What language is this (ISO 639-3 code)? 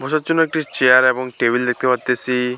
ben